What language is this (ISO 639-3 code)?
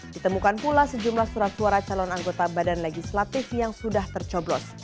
ind